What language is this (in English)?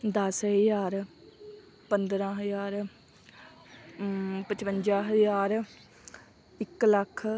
Punjabi